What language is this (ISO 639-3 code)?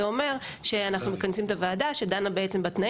heb